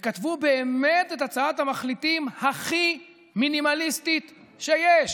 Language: Hebrew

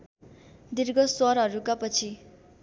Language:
Nepali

